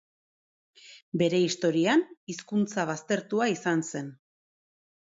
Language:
Basque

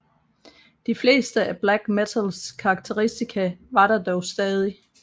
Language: Danish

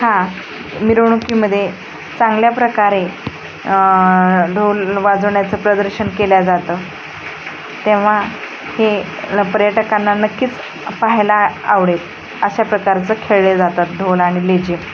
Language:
Marathi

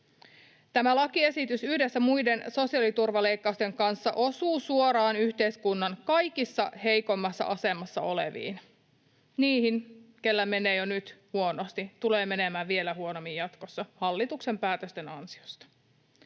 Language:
Finnish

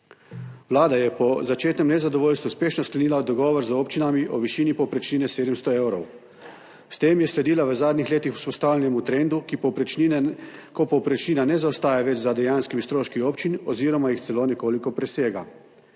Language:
Slovenian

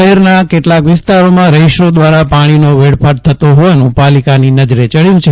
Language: Gujarati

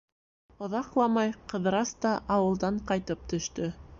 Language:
Bashkir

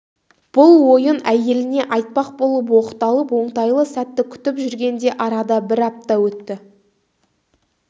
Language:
Kazakh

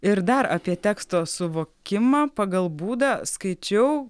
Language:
Lithuanian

